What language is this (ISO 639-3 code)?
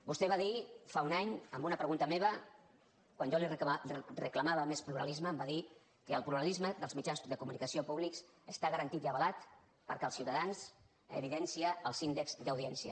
cat